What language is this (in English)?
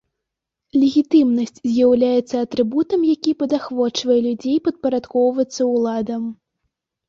Belarusian